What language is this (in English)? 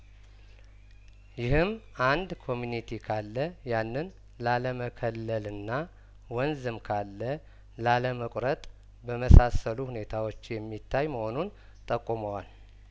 Amharic